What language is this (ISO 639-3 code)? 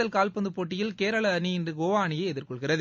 tam